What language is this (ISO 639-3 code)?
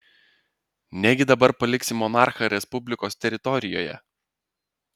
lit